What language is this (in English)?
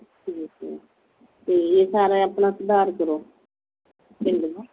Punjabi